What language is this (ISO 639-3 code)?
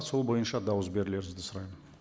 kaz